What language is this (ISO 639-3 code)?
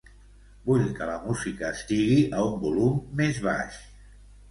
cat